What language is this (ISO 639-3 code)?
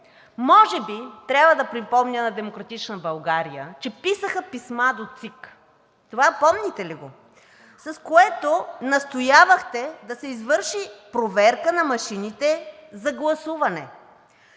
bul